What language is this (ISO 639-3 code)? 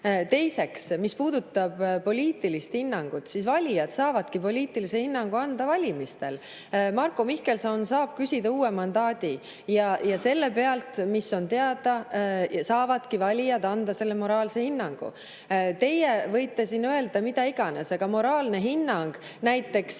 est